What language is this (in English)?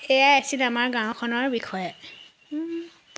Assamese